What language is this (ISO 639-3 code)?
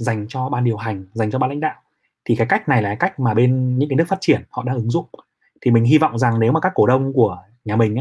vie